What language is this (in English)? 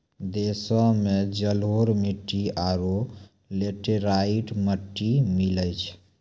Maithili